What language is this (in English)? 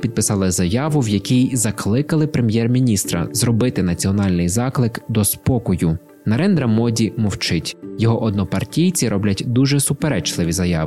Ukrainian